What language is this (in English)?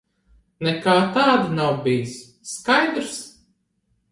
Latvian